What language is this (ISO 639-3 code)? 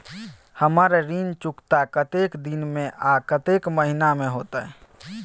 mai